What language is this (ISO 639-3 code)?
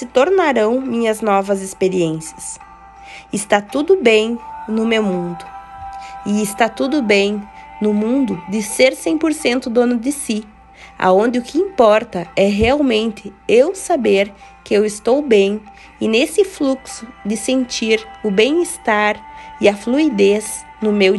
por